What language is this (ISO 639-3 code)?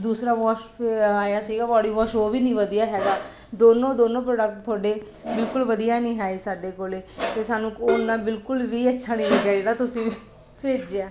pan